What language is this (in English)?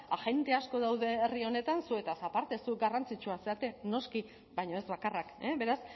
Basque